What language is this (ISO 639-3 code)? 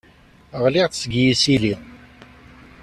kab